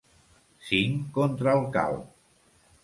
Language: Catalan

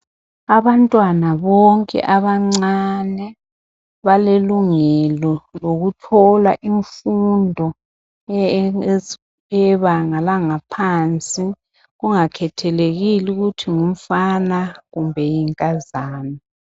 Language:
North Ndebele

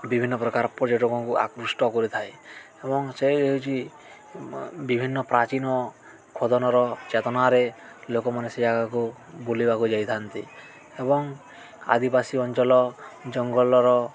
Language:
Odia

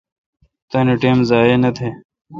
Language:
Kalkoti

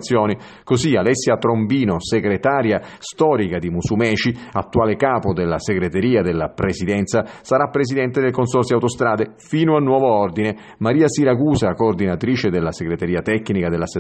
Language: Italian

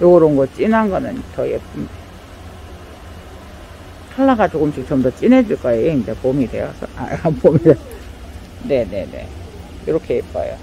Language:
Korean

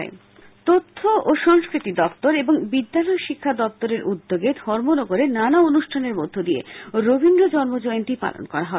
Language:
Bangla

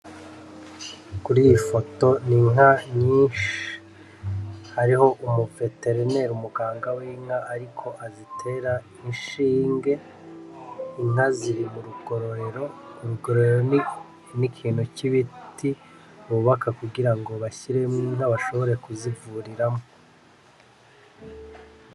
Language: Rundi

